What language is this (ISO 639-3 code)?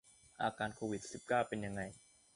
tha